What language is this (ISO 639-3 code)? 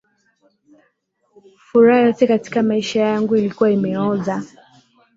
swa